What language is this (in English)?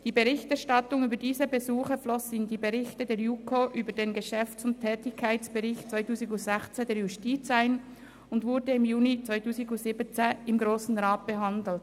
Swiss German